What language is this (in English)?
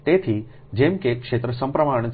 Gujarati